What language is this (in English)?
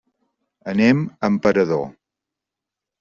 Catalan